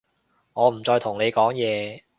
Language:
Cantonese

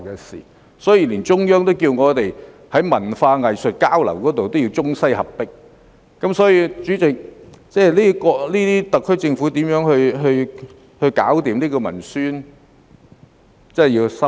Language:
Cantonese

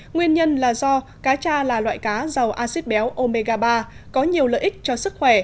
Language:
Vietnamese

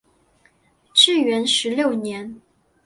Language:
Chinese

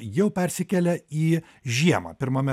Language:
Lithuanian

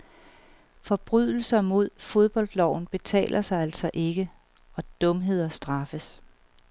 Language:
Danish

